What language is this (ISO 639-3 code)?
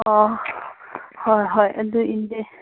mni